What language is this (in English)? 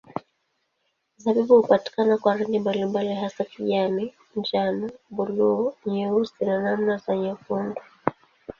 Swahili